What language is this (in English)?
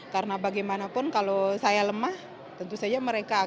Indonesian